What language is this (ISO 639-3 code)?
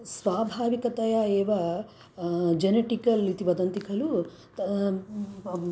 san